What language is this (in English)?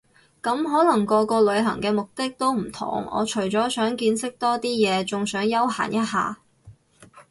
Cantonese